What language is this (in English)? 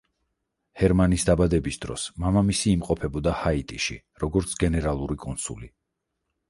Georgian